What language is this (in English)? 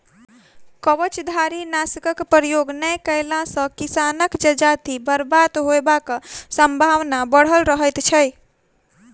Maithili